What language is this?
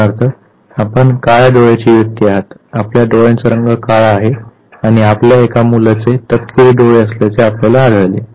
Marathi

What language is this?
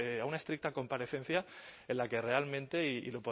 Spanish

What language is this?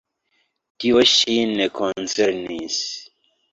Esperanto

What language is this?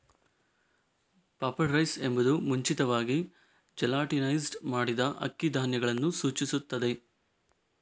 Kannada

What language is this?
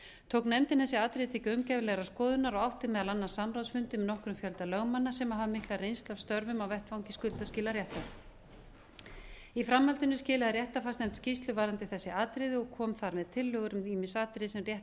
Icelandic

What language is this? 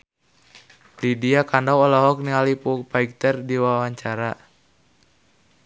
Sundanese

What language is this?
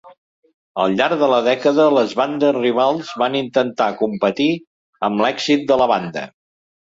Catalan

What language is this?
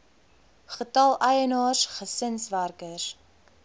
Afrikaans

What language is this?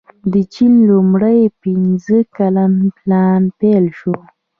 Pashto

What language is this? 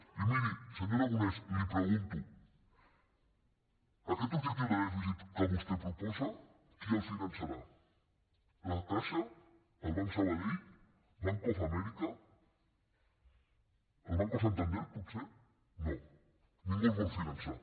Catalan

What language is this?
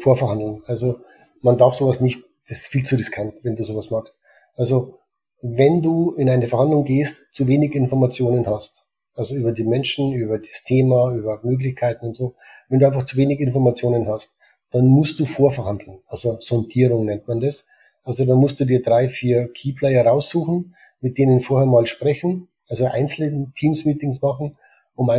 German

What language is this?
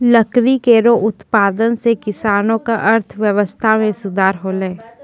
Maithili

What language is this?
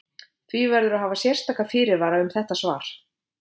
Icelandic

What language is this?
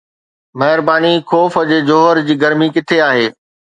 Sindhi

